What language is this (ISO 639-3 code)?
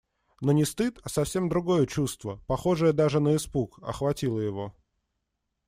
rus